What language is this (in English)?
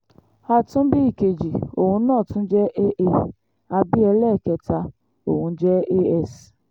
Yoruba